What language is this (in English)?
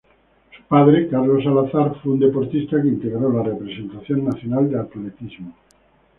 Spanish